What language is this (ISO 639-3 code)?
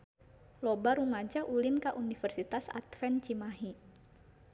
sun